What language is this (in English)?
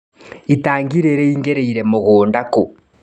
Kikuyu